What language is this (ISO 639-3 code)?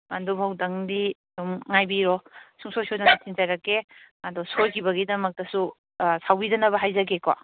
mni